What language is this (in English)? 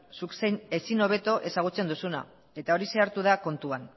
Basque